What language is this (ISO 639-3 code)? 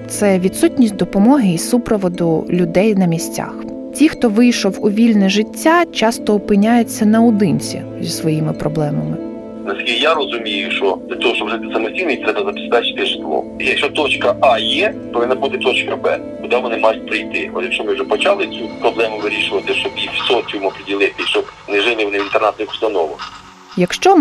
ukr